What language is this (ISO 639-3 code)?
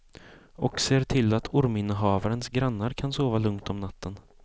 swe